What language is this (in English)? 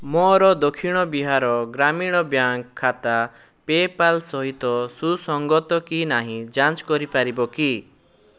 Odia